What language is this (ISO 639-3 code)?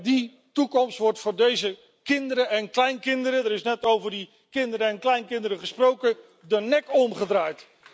nld